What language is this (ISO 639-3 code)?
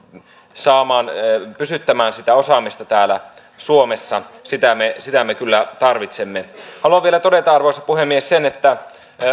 fin